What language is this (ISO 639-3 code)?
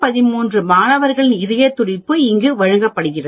tam